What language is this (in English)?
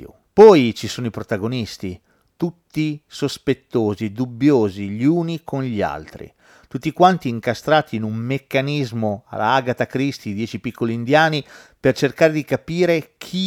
Italian